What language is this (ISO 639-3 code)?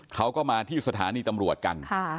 tha